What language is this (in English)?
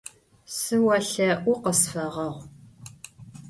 Adyghe